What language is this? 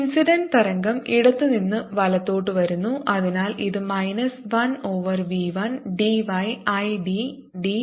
Malayalam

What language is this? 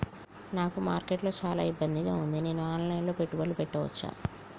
Telugu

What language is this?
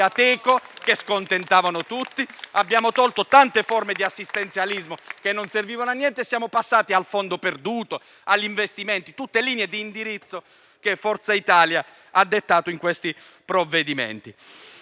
Italian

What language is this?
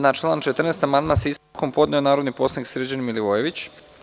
Serbian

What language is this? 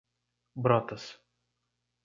Portuguese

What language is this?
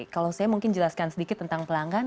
Indonesian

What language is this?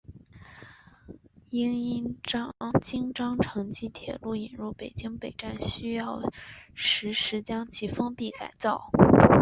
Chinese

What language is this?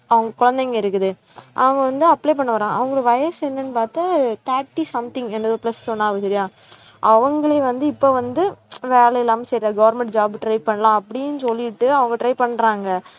Tamil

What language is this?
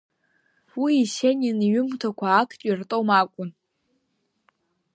Abkhazian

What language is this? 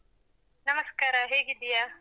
Kannada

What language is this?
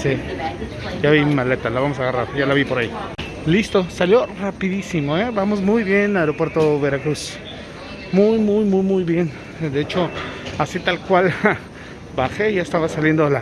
Spanish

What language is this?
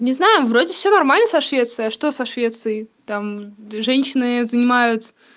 Russian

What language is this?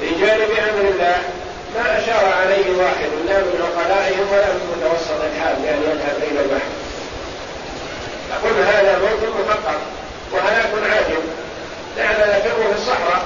Arabic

